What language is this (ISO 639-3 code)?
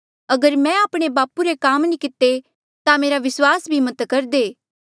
mjl